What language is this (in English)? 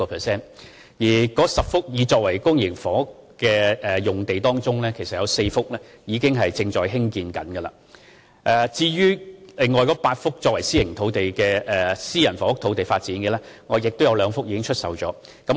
Cantonese